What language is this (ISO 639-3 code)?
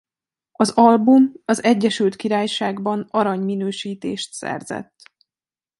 hun